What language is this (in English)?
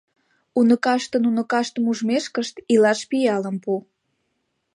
Mari